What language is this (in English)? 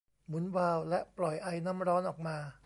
Thai